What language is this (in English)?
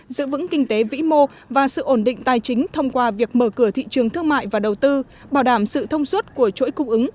Vietnamese